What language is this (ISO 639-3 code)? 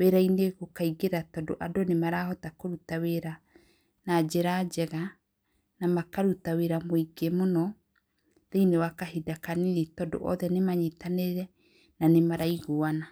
kik